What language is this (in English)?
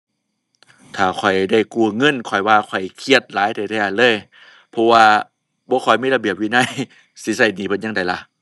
Thai